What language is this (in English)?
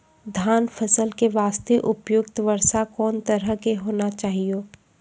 Maithili